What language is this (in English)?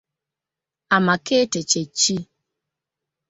Ganda